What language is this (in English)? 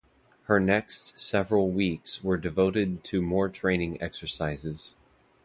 English